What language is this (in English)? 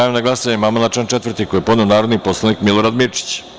Serbian